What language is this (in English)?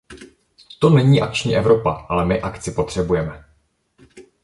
Czech